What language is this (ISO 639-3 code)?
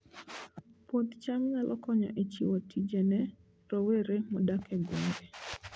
luo